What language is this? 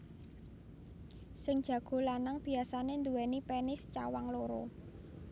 Javanese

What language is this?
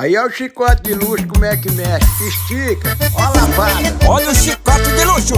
Portuguese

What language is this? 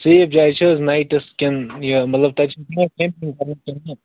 Kashmiri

